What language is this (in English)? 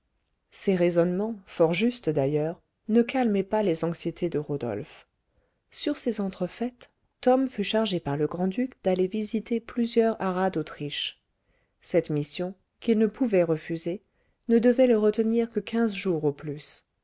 French